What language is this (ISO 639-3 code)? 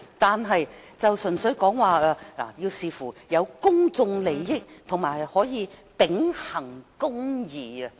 yue